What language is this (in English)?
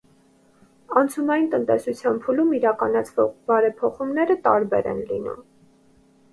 Armenian